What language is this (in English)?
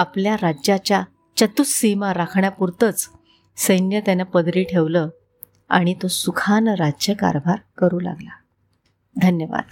Marathi